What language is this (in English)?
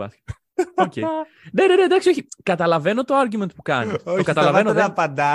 Greek